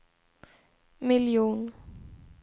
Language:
Swedish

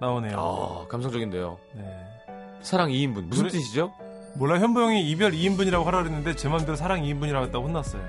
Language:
Korean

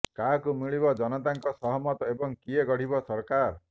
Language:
Odia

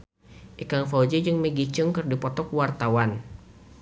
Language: Sundanese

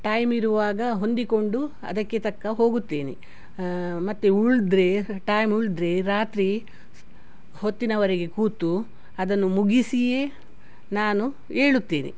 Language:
Kannada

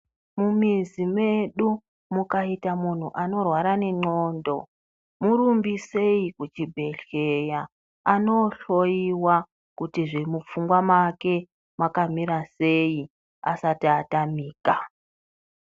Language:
Ndau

